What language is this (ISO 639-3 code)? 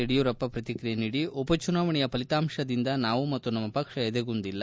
kan